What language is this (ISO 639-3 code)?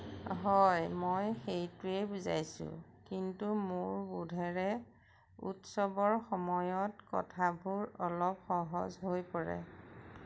asm